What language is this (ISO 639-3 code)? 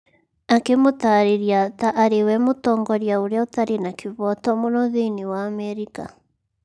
kik